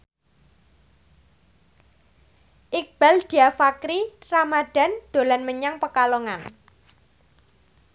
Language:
Javanese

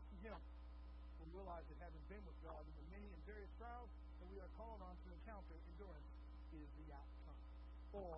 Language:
English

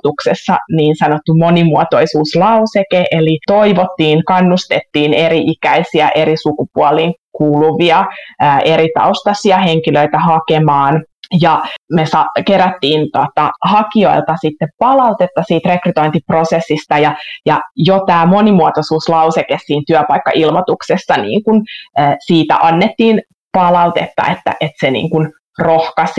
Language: Finnish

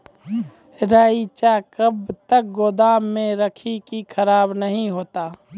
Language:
Maithili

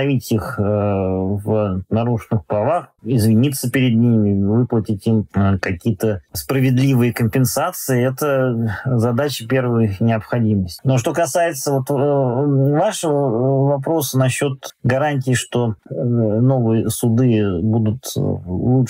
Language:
Russian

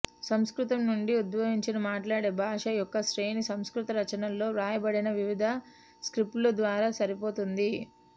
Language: Telugu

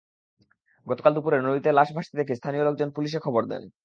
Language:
Bangla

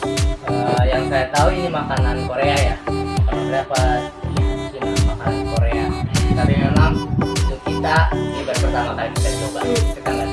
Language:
Indonesian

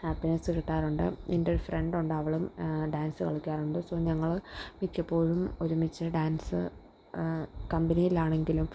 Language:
Malayalam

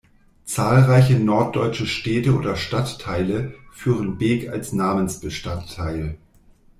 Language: German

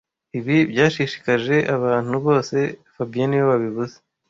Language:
Kinyarwanda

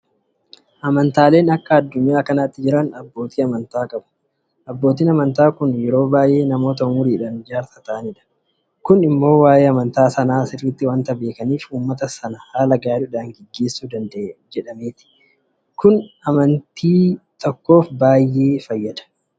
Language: Oromo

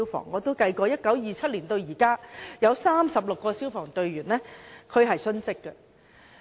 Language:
Cantonese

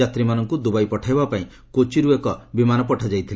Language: Odia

